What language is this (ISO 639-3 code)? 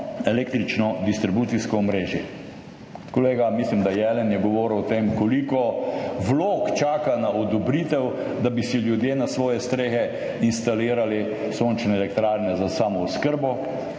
slv